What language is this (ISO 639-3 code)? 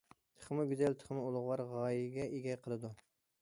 uig